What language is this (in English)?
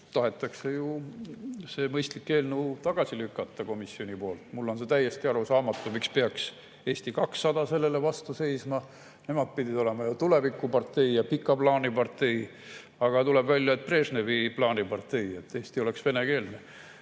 Estonian